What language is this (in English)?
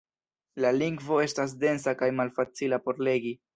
Esperanto